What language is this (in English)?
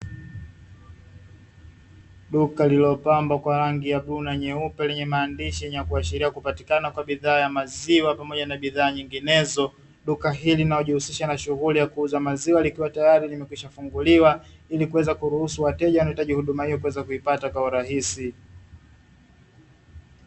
Swahili